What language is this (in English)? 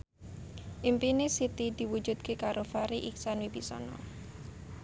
Javanese